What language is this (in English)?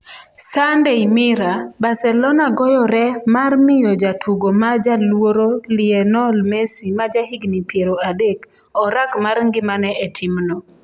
Luo (Kenya and Tanzania)